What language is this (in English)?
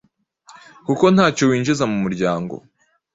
Kinyarwanda